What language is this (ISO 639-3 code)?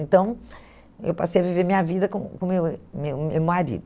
por